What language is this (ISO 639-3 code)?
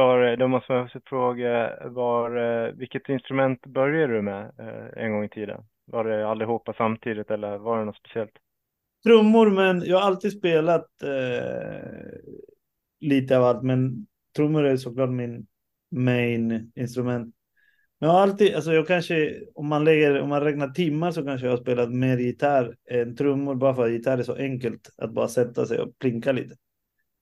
swe